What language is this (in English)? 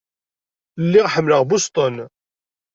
Kabyle